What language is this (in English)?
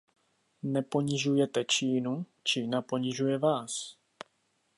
Czech